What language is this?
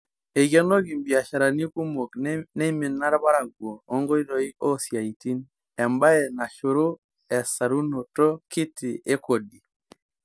Masai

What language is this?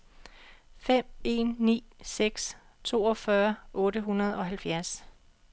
Danish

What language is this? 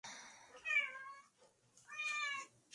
Spanish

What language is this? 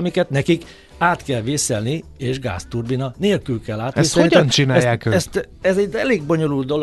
Hungarian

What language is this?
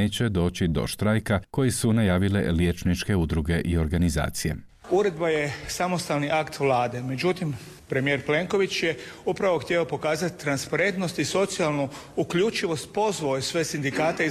Croatian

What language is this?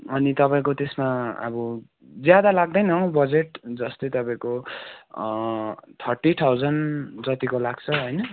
Nepali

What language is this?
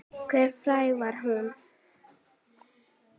Icelandic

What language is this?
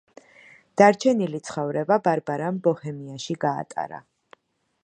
Georgian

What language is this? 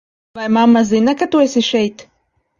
Latvian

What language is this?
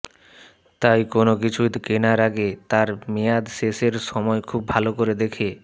Bangla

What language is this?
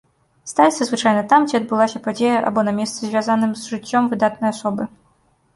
Belarusian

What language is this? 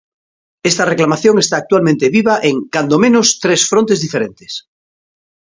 Galician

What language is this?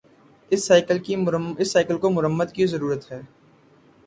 Urdu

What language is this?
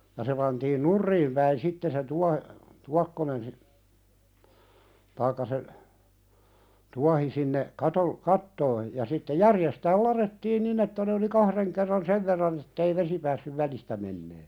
Finnish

